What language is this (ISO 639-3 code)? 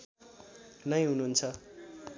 nep